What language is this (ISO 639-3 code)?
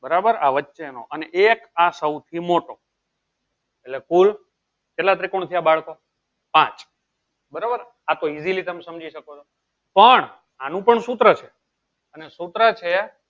guj